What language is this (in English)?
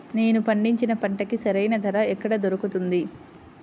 Telugu